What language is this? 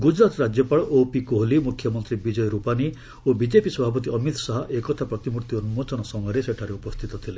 Odia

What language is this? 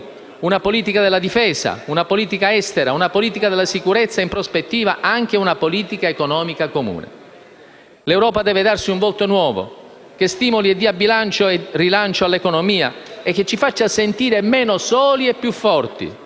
Italian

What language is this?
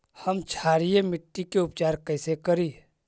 Magahi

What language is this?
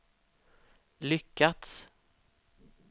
Swedish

